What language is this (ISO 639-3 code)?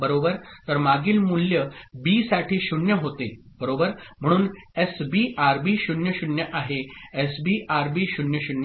mar